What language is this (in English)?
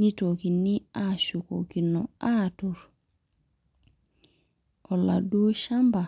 Masai